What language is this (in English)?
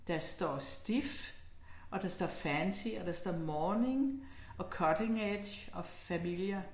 Danish